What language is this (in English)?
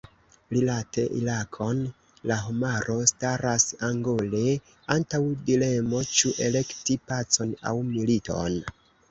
Esperanto